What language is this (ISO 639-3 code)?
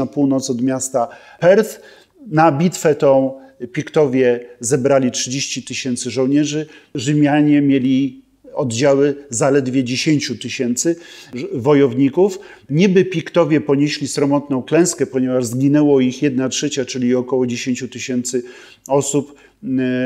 pol